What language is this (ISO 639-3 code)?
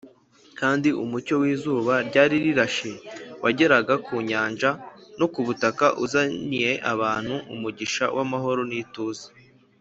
kin